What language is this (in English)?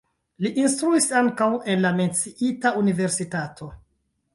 Esperanto